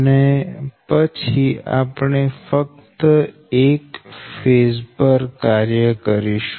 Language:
Gujarati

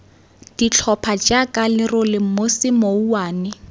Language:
Tswana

